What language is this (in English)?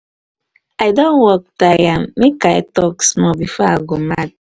Nigerian Pidgin